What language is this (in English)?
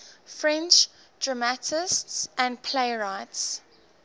English